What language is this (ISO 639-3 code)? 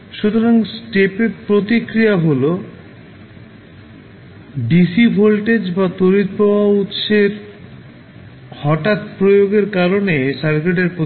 ben